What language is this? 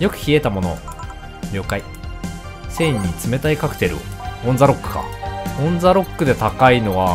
Japanese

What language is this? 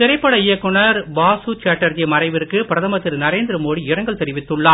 Tamil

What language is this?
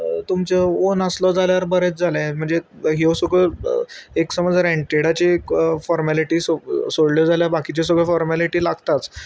Konkani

